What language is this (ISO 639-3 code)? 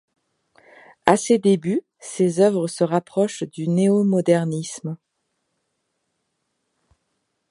fra